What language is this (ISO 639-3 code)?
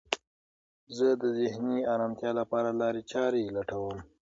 pus